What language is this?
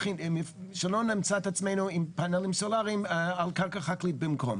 Hebrew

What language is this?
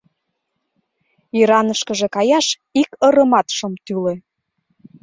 Mari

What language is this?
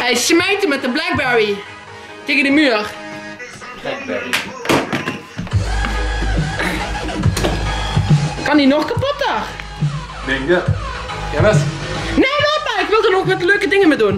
Dutch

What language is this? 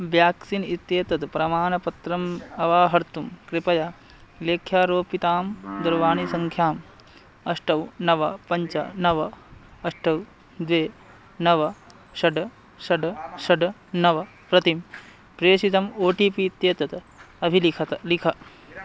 Sanskrit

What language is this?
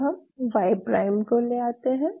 Hindi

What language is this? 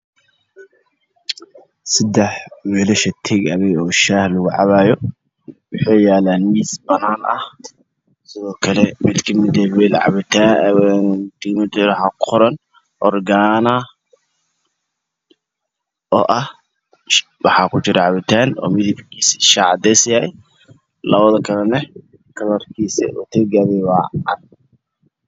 Somali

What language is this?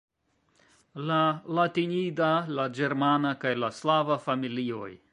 Esperanto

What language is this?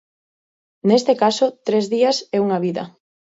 Galician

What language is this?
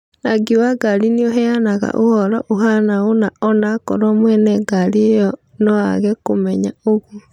Kikuyu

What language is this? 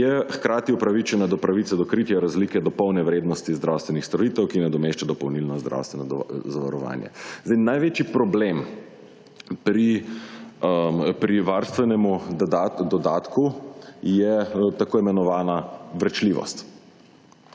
Slovenian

